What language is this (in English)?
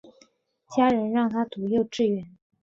Chinese